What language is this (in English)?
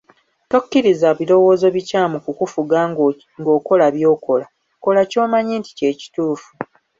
Ganda